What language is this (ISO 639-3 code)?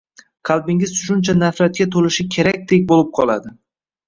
uzb